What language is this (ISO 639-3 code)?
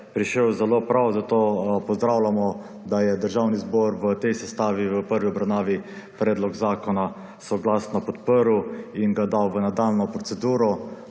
slv